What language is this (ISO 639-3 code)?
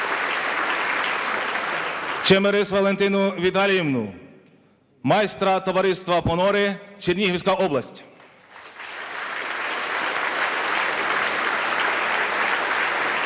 ukr